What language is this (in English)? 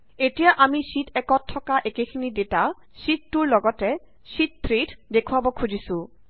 Assamese